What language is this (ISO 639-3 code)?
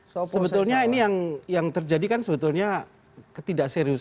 ind